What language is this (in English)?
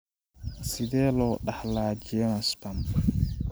Somali